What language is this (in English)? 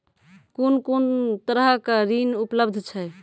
Maithili